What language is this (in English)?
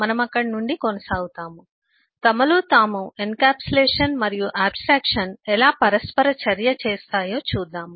Telugu